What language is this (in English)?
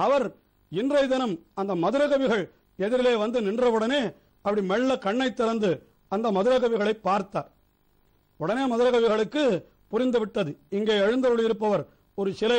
Romanian